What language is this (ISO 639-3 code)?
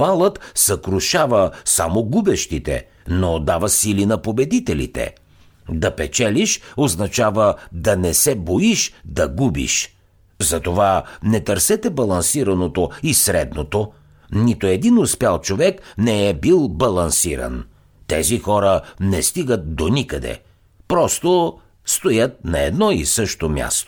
bul